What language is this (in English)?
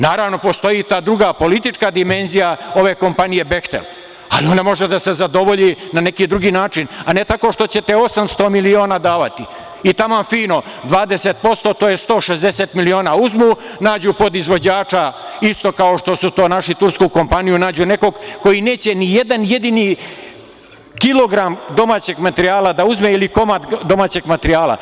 Serbian